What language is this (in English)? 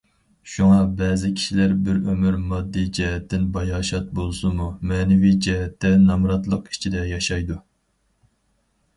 Uyghur